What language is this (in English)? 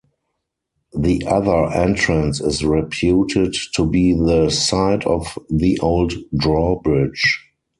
English